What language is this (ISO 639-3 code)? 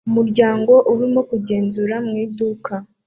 kin